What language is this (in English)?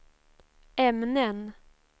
Swedish